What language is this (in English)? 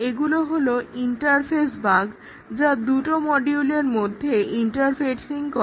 Bangla